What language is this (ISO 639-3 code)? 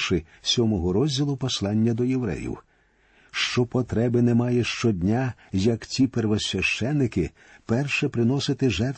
ukr